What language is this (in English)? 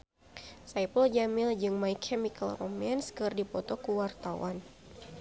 Sundanese